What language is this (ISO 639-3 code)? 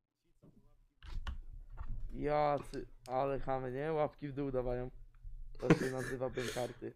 pol